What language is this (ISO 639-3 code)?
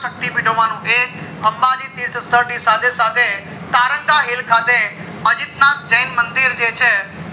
guj